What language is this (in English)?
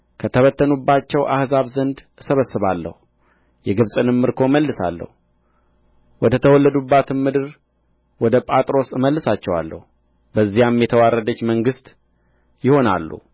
Amharic